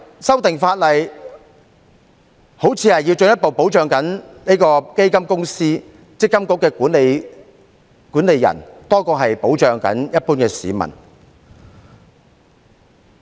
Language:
Cantonese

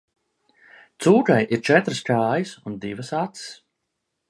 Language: Latvian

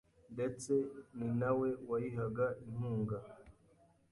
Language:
Kinyarwanda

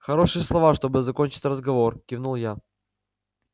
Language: Russian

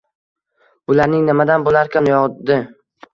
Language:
Uzbek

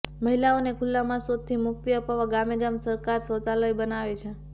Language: Gujarati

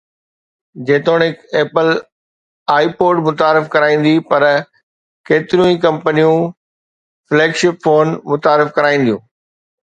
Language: Sindhi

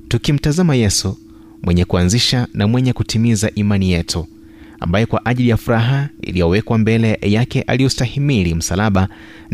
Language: Swahili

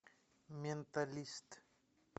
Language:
Russian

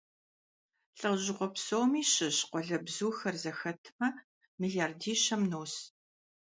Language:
Kabardian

